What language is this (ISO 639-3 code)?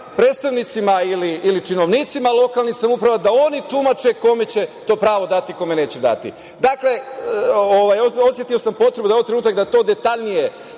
srp